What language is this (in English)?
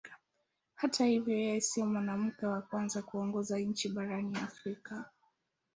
Swahili